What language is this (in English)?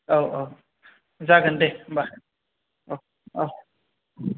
Bodo